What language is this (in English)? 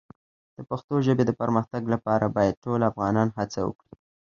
Pashto